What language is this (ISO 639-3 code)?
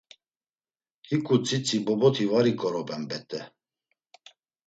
lzz